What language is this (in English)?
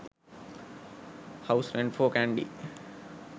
Sinhala